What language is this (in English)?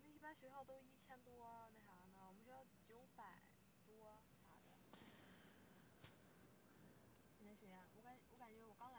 Chinese